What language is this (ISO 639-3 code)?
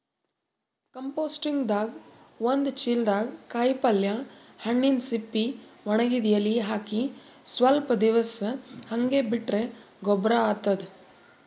kan